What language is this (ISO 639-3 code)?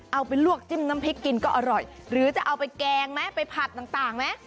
tha